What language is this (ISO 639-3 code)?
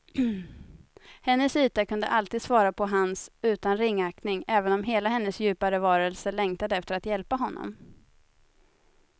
swe